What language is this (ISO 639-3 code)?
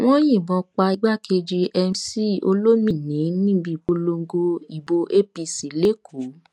yor